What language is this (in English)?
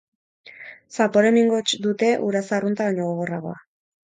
Basque